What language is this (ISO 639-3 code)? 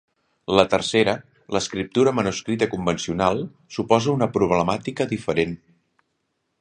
cat